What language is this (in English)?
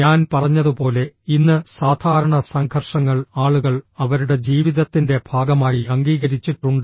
Malayalam